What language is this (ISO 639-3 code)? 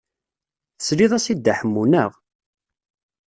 kab